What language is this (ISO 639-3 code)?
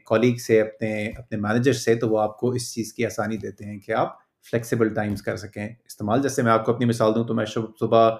urd